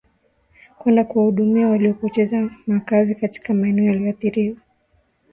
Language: Swahili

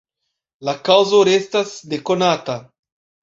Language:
Esperanto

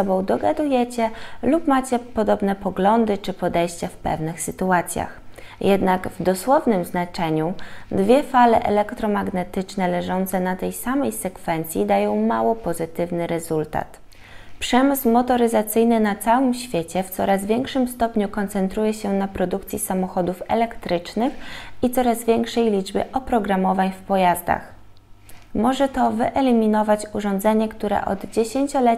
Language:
Polish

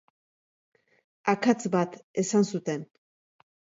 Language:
Basque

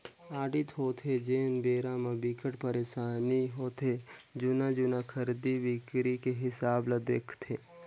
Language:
Chhattisgarhi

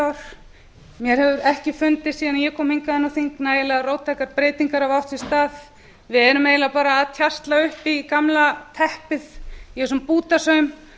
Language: Icelandic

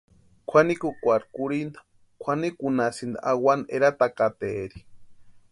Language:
Western Highland Purepecha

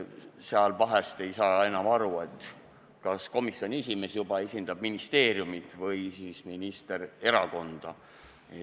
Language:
Estonian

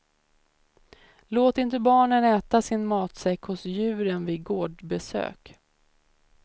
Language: Swedish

